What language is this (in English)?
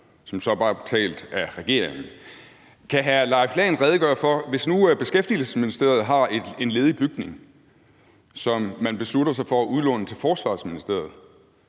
Danish